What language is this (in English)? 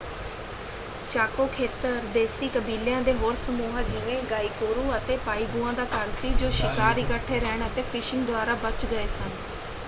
Punjabi